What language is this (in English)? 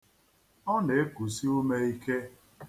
Igbo